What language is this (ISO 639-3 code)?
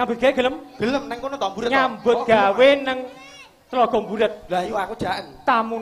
ind